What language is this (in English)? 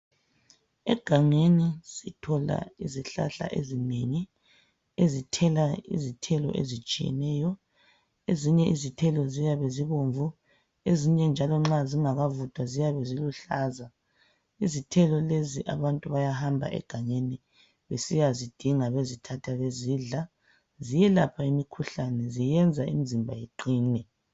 North Ndebele